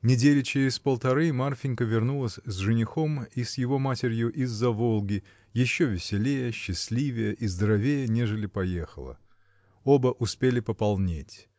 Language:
Russian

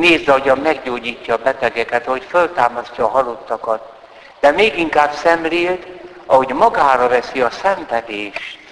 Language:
Hungarian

